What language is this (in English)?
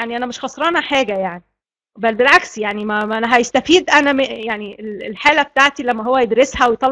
Arabic